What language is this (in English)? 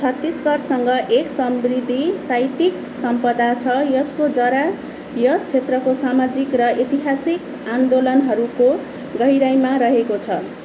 Nepali